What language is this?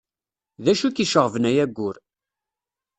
Kabyle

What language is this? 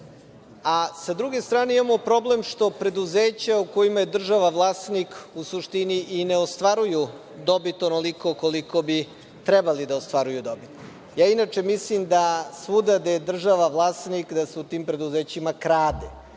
Serbian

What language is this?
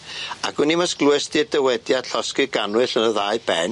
Welsh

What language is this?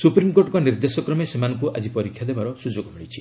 Odia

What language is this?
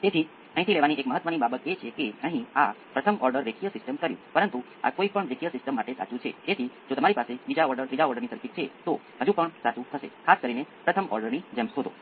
Gujarati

